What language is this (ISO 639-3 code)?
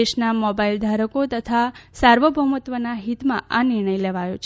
guj